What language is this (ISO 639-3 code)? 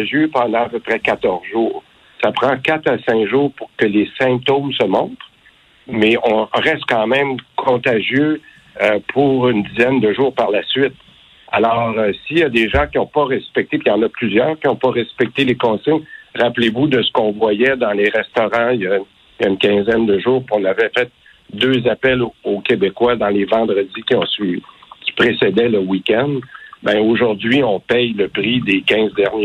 fra